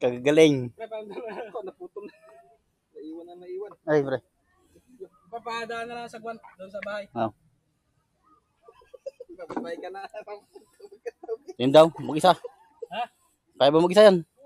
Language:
Filipino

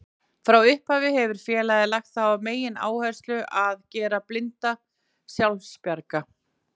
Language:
Icelandic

